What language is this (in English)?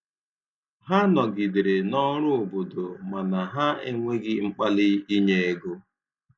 Igbo